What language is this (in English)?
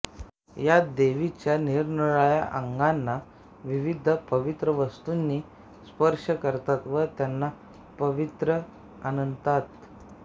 Marathi